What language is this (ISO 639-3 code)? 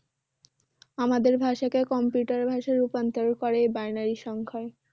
ben